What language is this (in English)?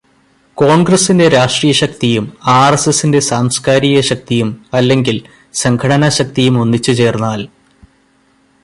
Malayalam